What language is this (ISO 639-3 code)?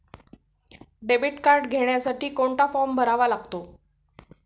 mar